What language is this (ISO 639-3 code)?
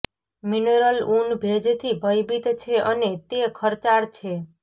guj